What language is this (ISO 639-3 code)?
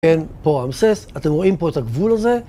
heb